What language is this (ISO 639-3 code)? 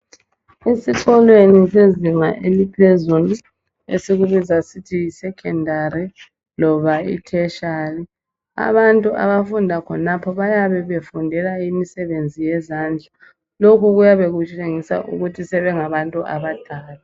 nde